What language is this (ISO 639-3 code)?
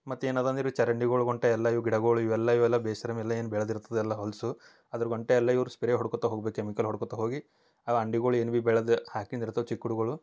kan